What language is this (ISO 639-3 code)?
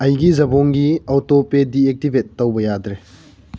mni